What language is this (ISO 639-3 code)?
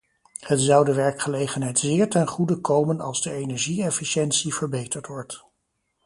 nld